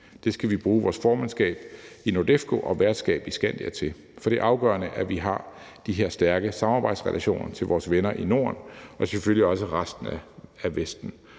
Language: Danish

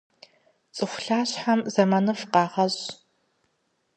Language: Kabardian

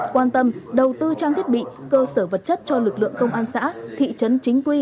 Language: Vietnamese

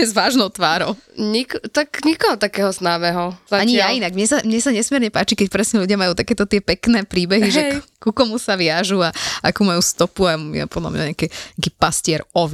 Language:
Slovak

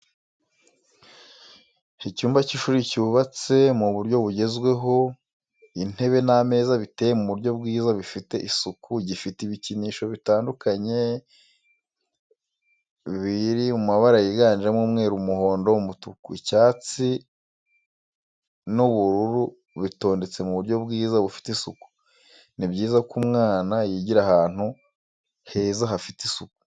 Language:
Kinyarwanda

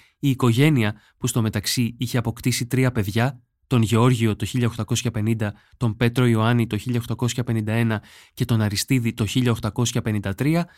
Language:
Greek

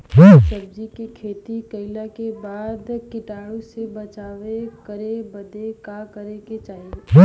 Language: Bhojpuri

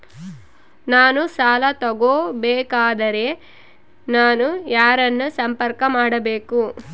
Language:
Kannada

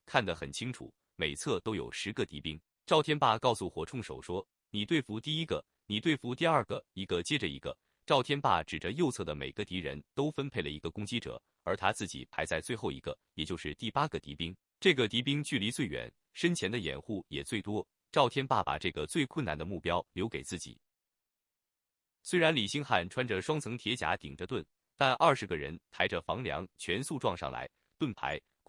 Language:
Chinese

